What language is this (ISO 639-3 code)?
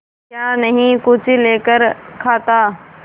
hin